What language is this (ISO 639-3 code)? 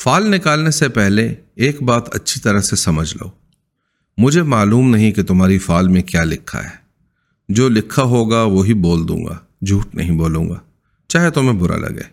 urd